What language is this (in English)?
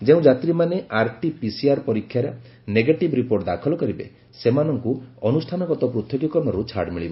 Odia